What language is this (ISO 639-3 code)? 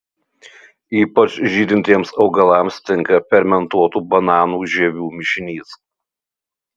lit